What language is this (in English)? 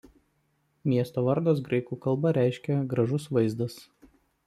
Lithuanian